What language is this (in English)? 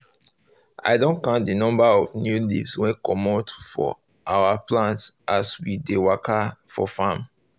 Nigerian Pidgin